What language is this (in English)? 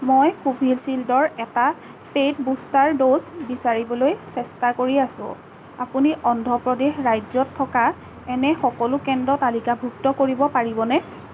Assamese